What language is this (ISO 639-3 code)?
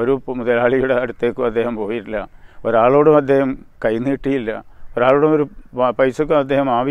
hin